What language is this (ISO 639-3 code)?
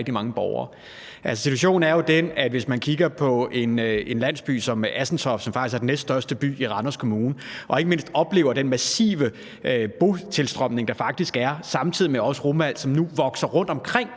dan